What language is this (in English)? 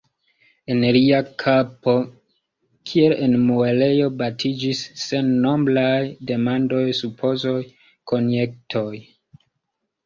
Esperanto